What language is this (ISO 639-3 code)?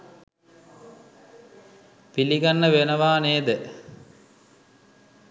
sin